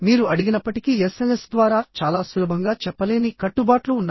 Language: Telugu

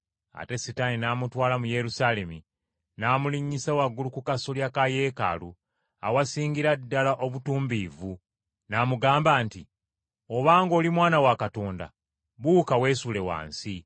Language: Ganda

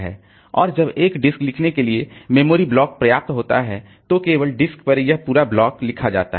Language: Hindi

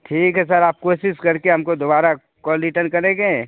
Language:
Urdu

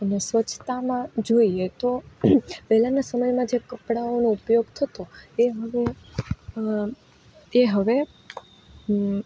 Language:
Gujarati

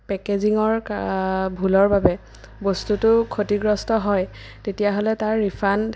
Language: Assamese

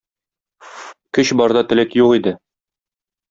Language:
Tatar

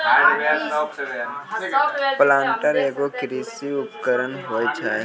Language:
Maithili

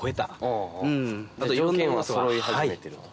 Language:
Japanese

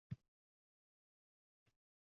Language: Uzbek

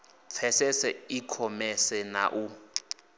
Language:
Venda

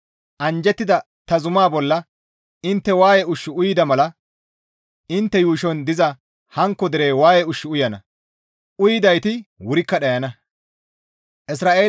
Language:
Gamo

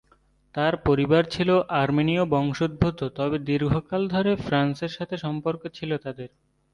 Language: Bangla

